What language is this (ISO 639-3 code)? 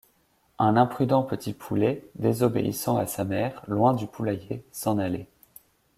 fra